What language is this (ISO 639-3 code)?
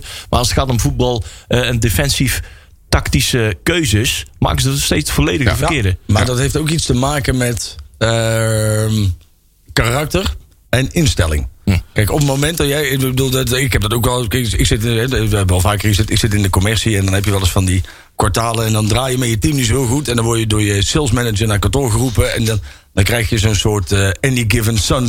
nld